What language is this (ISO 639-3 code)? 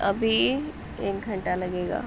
urd